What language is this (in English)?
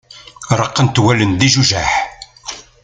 Kabyle